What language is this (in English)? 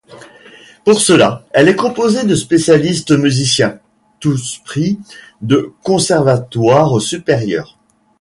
French